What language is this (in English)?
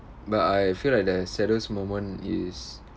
English